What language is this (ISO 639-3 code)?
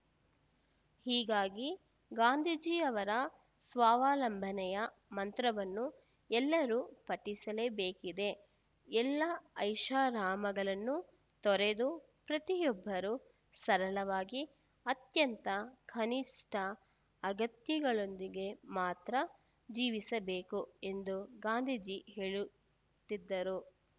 kan